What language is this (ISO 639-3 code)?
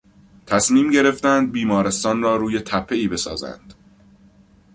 fas